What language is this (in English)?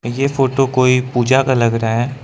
Hindi